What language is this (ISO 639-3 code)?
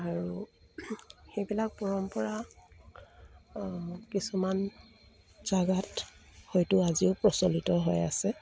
asm